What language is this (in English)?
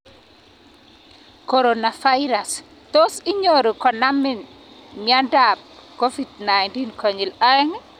Kalenjin